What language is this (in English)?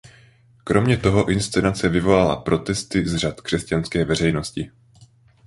Czech